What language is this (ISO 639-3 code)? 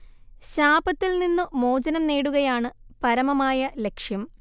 mal